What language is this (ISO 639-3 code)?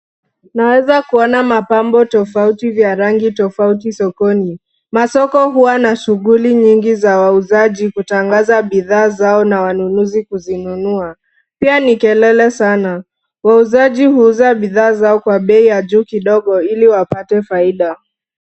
swa